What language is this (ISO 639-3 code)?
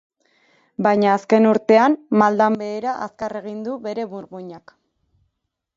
eus